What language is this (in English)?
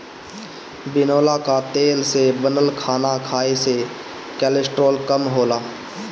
Bhojpuri